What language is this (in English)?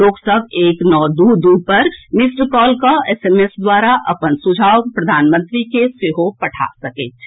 Maithili